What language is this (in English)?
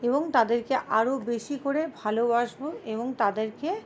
Bangla